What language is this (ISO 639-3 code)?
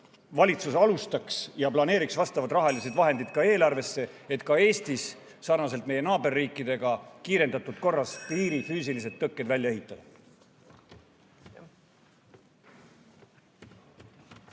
est